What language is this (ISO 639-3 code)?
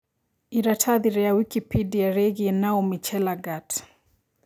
kik